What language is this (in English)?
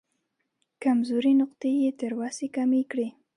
Pashto